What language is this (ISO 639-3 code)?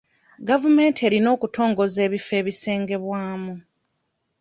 lug